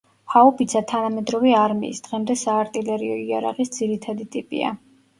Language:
Georgian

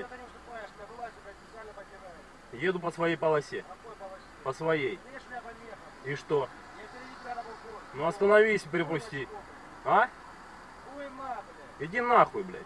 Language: Russian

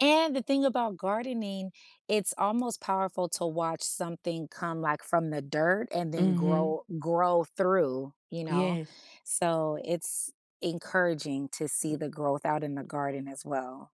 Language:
English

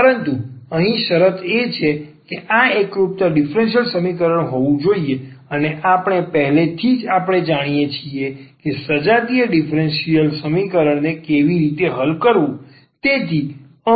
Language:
Gujarati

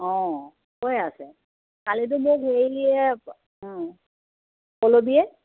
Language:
Assamese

